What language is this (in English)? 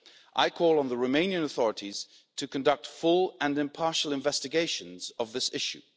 English